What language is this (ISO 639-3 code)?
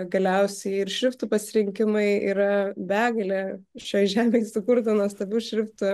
lit